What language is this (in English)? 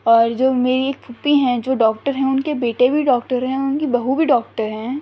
Urdu